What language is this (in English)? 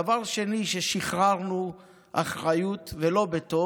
Hebrew